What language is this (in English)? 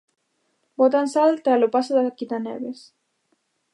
Galician